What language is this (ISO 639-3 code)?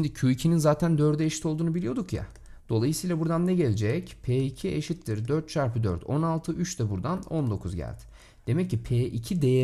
tur